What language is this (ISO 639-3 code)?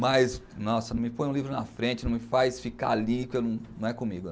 por